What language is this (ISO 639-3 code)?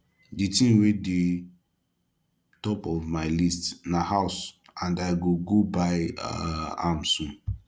pcm